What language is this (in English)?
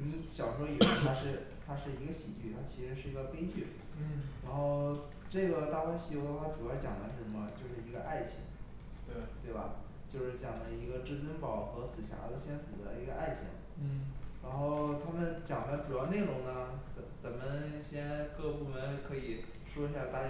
Chinese